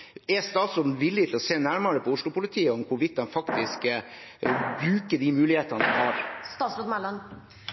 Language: Norwegian Bokmål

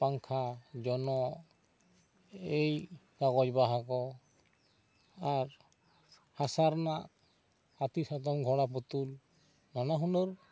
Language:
Santali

